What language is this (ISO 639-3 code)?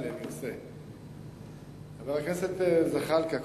heb